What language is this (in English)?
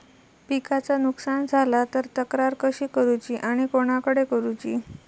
Marathi